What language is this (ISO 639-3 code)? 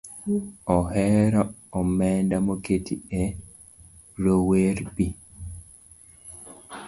luo